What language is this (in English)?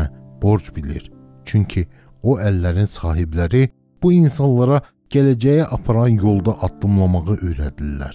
Turkish